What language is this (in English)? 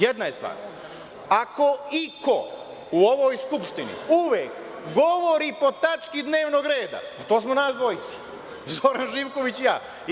Serbian